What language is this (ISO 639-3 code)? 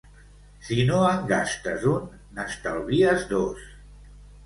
cat